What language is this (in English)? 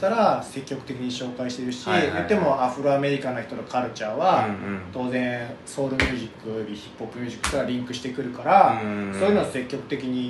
Japanese